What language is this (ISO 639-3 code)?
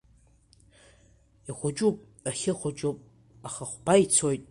abk